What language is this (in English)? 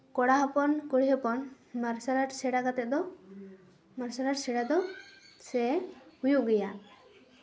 Santali